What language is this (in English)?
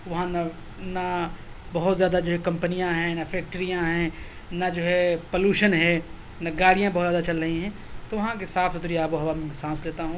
Urdu